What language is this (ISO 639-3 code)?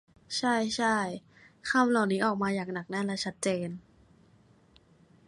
tha